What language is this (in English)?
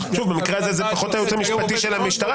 Hebrew